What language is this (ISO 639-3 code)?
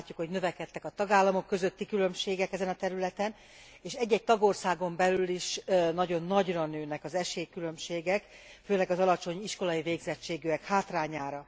hun